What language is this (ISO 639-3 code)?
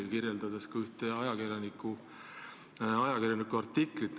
est